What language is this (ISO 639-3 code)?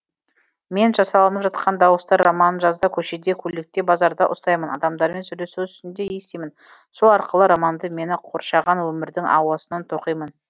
kaz